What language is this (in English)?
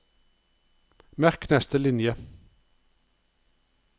Norwegian